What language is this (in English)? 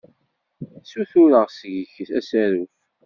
Kabyle